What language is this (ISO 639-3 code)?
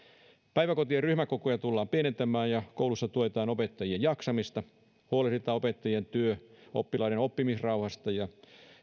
fin